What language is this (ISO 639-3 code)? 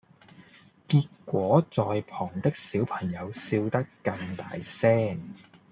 yue